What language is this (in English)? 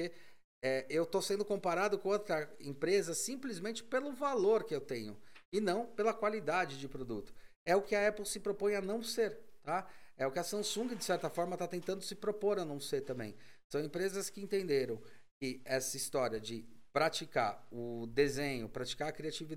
Portuguese